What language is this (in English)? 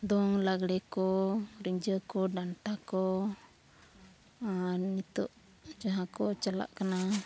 Santali